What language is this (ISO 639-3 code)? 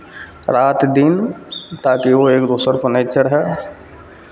mai